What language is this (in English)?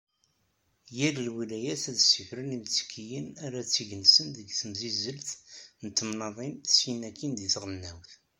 Kabyle